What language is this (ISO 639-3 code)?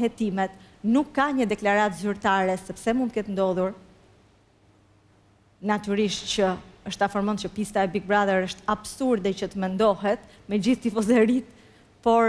ron